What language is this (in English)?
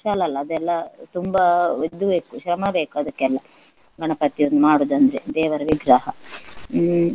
Kannada